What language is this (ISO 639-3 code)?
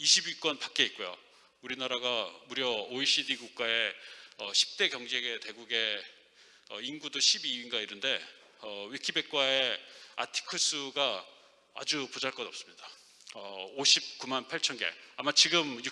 kor